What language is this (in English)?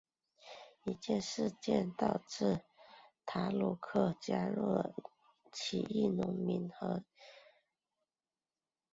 Chinese